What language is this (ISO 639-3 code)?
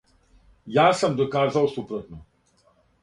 srp